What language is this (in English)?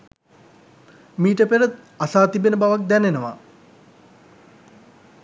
Sinhala